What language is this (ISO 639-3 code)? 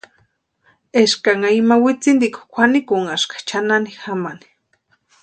pua